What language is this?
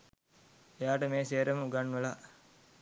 Sinhala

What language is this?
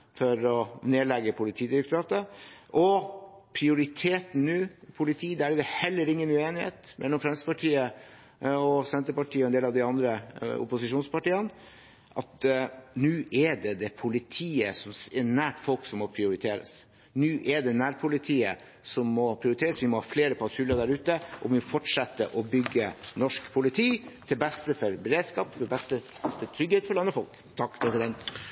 Norwegian Bokmål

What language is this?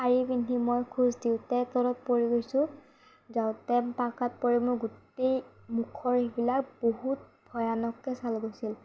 Assamese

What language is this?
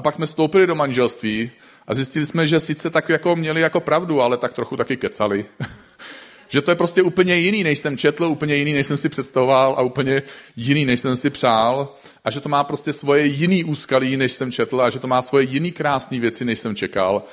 Czech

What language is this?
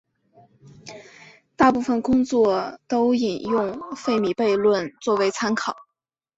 Chinese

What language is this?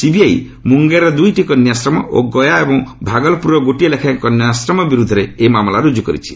Odia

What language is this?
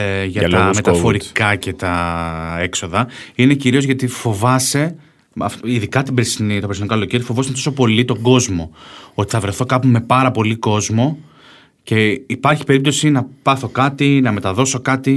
Greek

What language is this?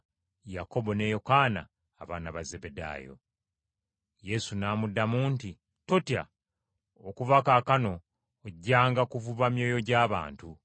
Ganda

